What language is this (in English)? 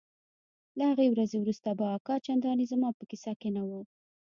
Pashto